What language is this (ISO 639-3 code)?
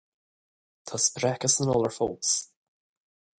gle